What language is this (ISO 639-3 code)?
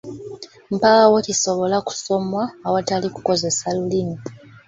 lug